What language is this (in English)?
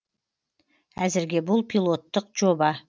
Kazakh